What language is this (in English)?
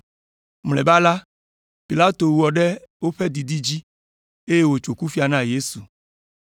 Ewe